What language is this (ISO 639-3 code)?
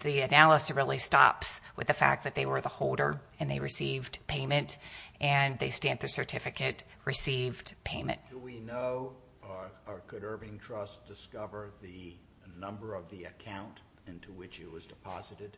eng